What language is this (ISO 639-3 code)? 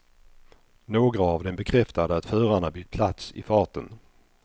swe